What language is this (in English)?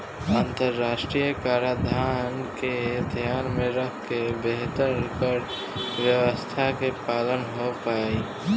Bhojpuri